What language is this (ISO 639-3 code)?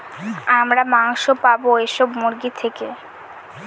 ben